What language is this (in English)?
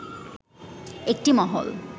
Bangla